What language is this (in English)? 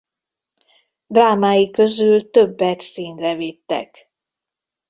Hungarian